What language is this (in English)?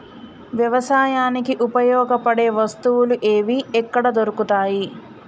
Telugu